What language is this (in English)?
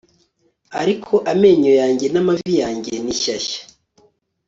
Kinyarwanda